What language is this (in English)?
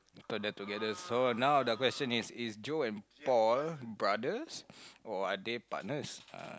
English